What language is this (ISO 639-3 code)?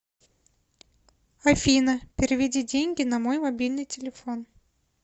rus